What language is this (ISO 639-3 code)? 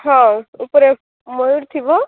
ori